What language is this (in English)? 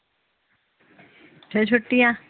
Punjabi